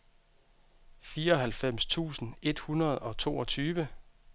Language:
Danish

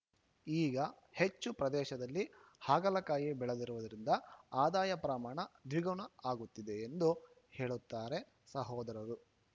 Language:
Kannada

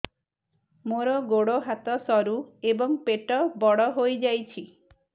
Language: Odia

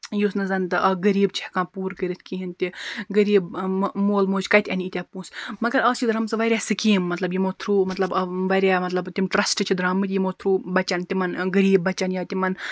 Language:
Kashmiri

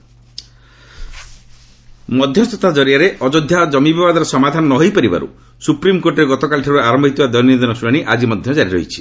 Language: Odia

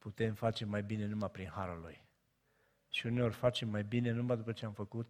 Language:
Romanian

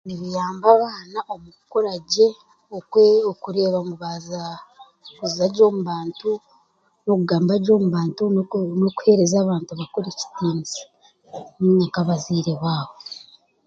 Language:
Chiga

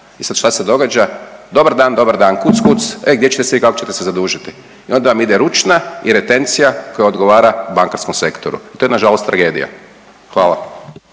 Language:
Croatian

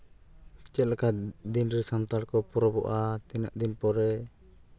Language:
Santali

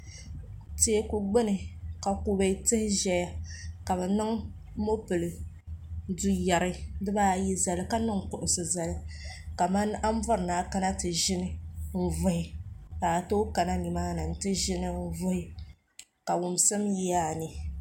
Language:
Dagbani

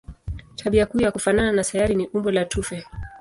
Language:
Swahili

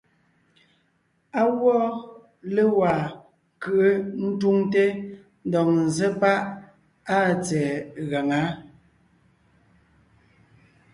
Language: Ngiemboon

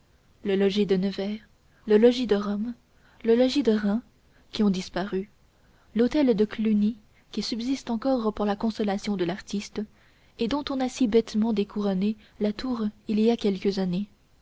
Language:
French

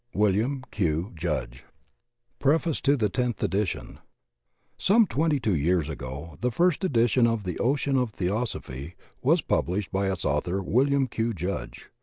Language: English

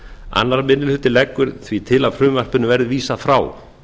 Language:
Icelandic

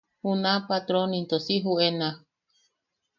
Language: Yaqui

